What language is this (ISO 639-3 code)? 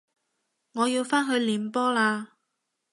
yue